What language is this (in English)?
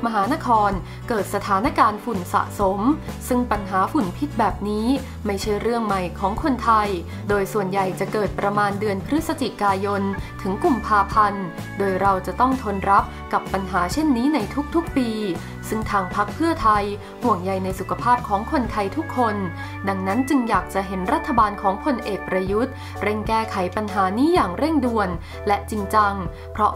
Thai